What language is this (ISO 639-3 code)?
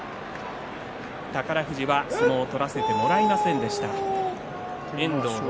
jpn